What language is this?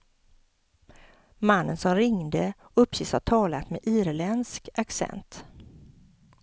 Swedish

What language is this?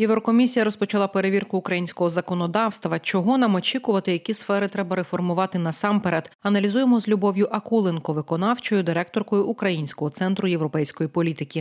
Ukrainian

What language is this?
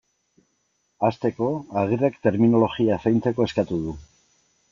Basque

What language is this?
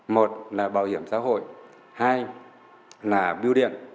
Vietnamese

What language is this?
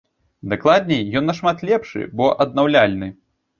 Belarusian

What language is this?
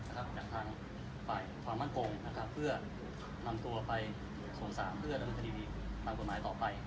Thai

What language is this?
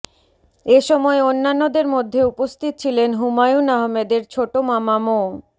Bangla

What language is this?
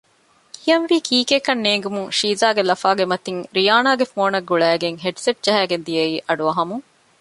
Divehi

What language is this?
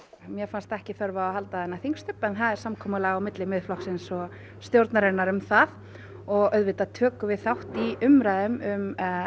Icelandic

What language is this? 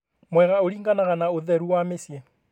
Kikuyu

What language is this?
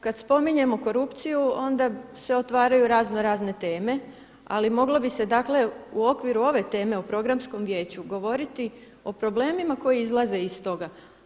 Croatian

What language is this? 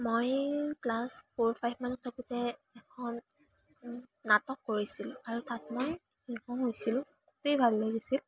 Assamese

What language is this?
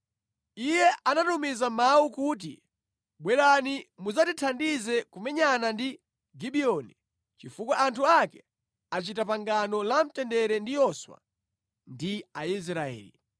Nyanja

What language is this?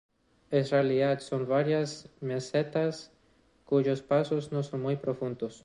Spanish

